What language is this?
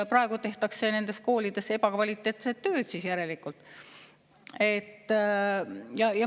Estonian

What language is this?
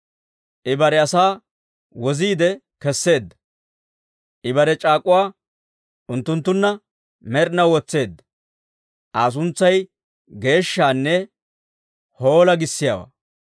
Dawro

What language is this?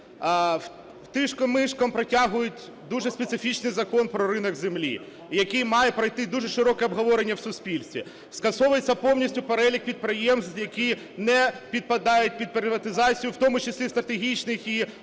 Ukrainian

